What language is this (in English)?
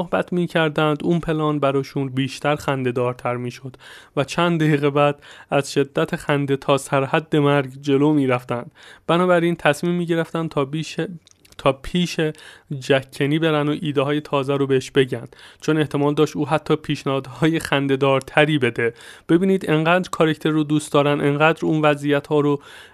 Persian